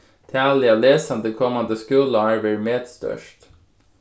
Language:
Faroese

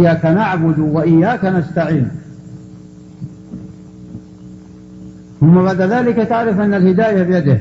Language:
Arabic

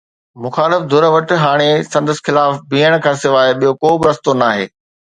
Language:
Sindhi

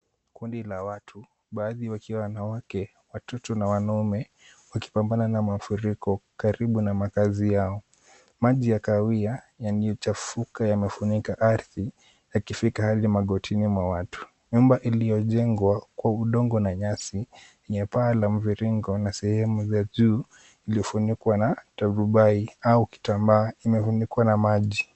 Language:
Swahili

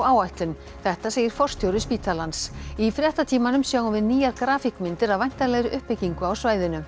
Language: Icelandic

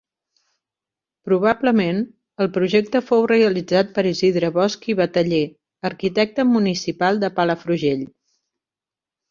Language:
Catalan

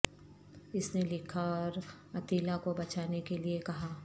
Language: Urdu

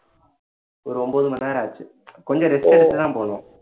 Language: Tamil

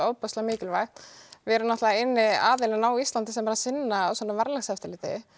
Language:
Icelandic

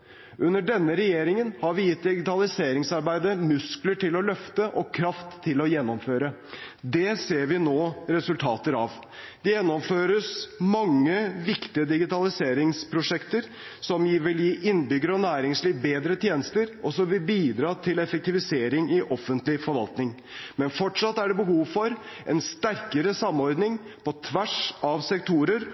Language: Norwegian Bokmål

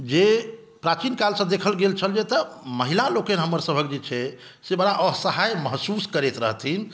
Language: Maithili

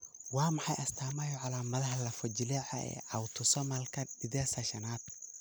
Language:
Somali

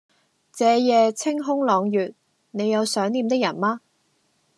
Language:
Cantonese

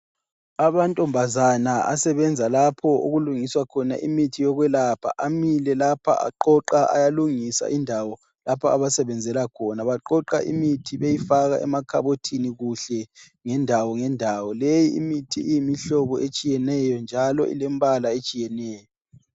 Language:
North Ndebele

